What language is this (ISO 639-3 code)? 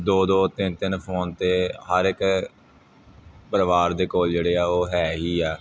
pan